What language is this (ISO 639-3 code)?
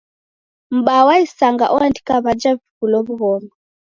dav